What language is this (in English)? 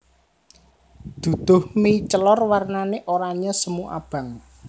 Javanese